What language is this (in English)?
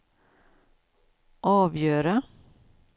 Swedish